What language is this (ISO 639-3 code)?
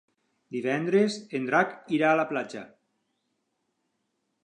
cat